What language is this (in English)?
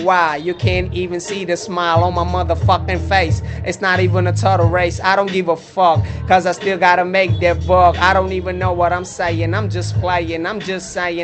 Hindi